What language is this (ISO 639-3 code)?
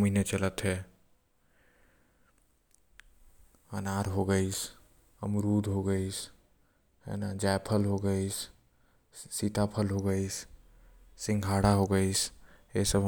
kfp